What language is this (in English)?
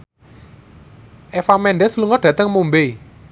Javanese